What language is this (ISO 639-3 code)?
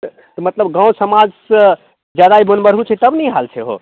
mai